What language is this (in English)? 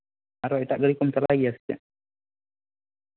Santali